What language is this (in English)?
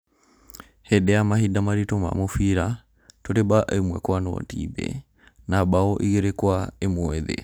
Kikuyu